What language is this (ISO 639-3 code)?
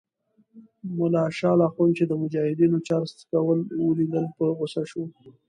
pus